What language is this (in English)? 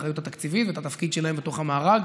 Hebrew